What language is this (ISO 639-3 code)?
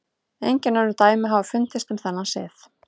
isl